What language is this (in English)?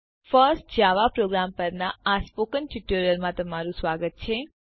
Gujarati